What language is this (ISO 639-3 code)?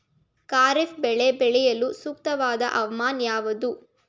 kan